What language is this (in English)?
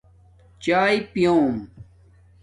Domaaki